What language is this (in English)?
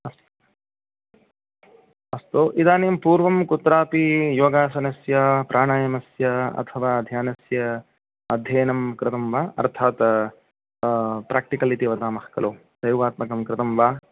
Sanskrit